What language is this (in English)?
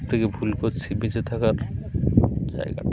Bangla